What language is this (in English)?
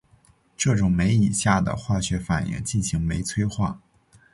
Chinese